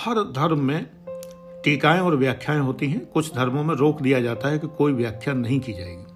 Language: Hindi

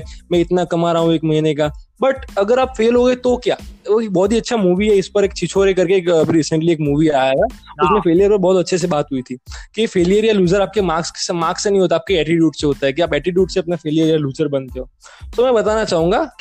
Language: Hindi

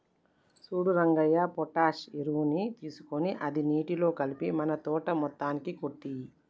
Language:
Telugu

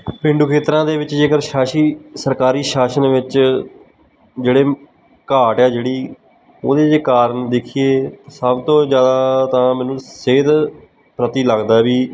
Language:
Punjabi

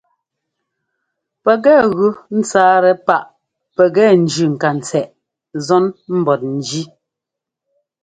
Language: Ngomba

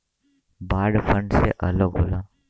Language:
Bhojpuri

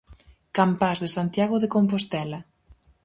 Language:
Galician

